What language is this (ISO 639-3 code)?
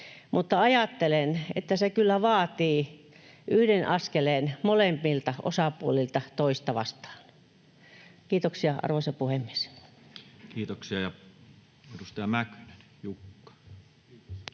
fin